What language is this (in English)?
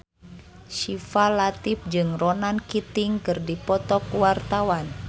Sundanese